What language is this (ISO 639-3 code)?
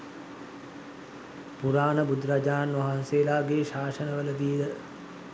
sin